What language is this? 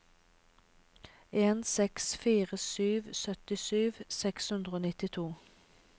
Norwegian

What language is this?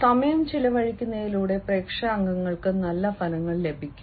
Malayalam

